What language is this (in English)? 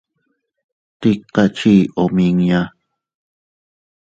Teutila Cuicatec